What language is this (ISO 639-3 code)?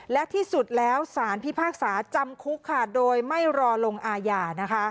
tha